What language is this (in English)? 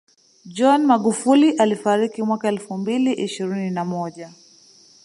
Swahili